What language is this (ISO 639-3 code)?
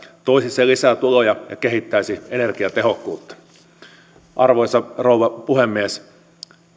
fin